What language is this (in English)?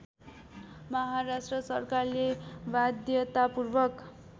Nepali